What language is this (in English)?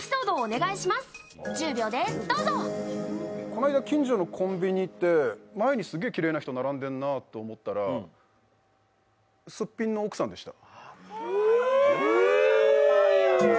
Japanese